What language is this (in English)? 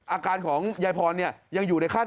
Thai